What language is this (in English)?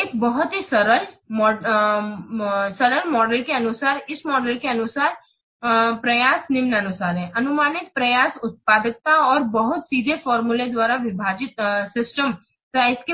Hindi